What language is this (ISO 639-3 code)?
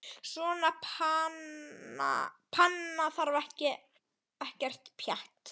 isl